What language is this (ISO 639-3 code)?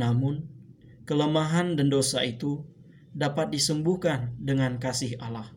ind